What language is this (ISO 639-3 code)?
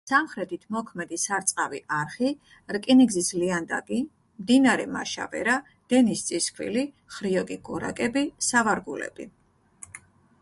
kat